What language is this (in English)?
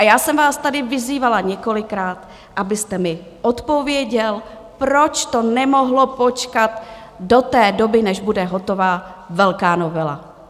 Czech